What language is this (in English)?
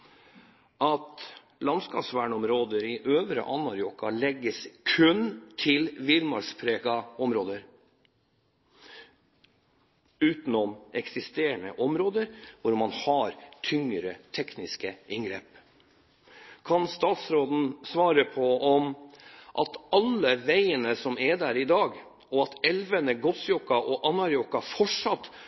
Norwegian Bokmål